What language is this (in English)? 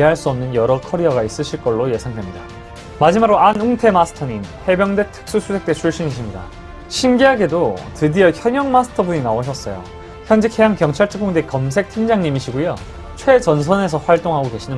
Korean